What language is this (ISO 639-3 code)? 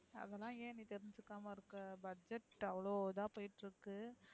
tam